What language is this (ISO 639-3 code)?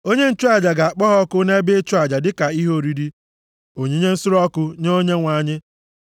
ibo